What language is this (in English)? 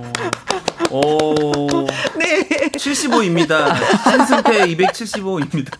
Korean